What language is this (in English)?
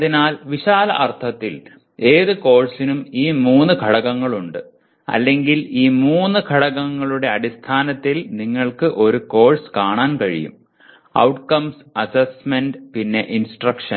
Malayalam